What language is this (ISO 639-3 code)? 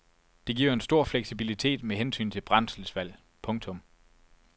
dan